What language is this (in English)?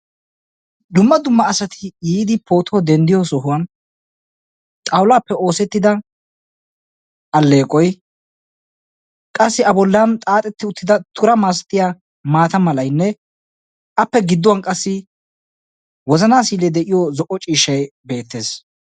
Wolaytta